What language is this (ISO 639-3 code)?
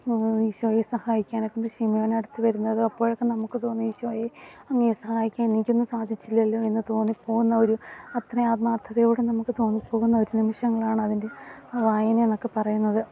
mal